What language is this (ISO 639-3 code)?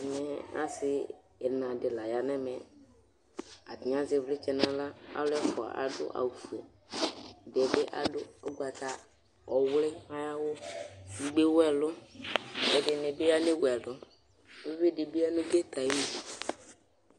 kpo